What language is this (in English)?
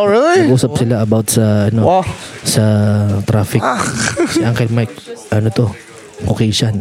Filipino